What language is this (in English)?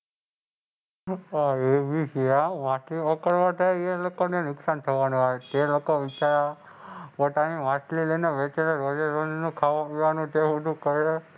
Gujarati